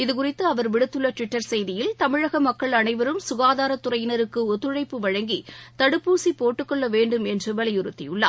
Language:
Tamil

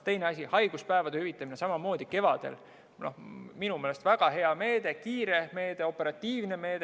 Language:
Estonian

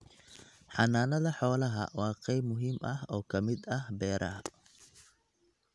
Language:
Somali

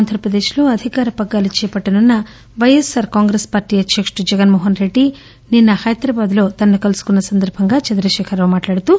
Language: Telugu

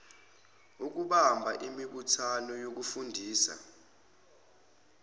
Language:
Zulu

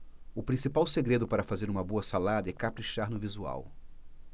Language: Portuguese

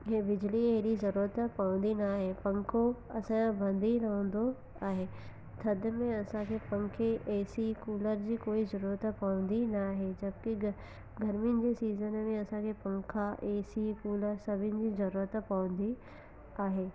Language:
Sindhi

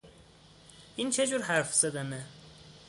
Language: Persian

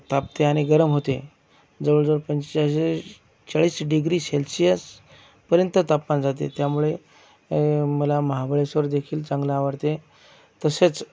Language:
Marathi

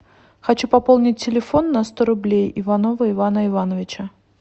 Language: Russian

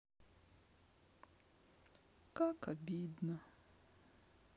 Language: Russian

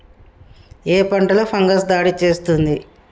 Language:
Telugu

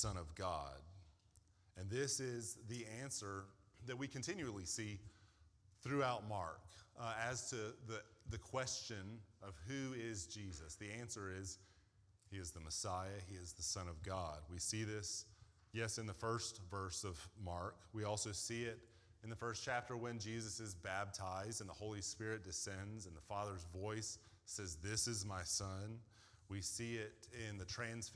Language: English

